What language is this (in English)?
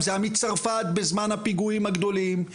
Hebrew